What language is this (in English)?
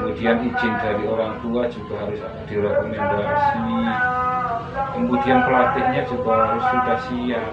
Indonesian